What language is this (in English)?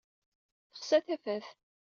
Kabyle